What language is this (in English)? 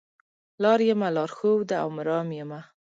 Pashto